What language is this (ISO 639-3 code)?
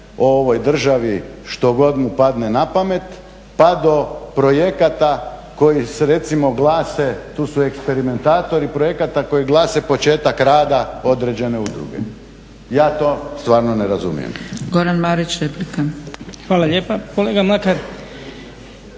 hrv